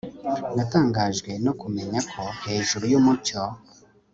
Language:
Kinyarwanda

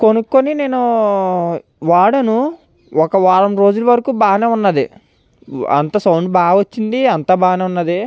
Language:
Telugu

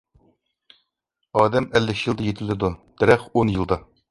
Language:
Uyghur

